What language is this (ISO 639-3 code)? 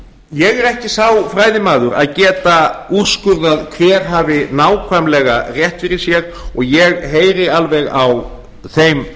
isl